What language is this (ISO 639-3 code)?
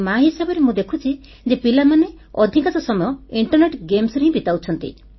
ori